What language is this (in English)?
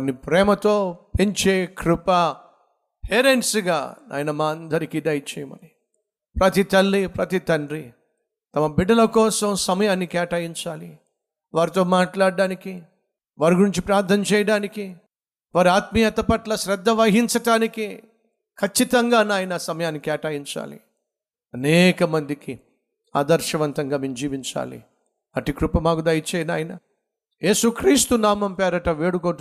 Telugu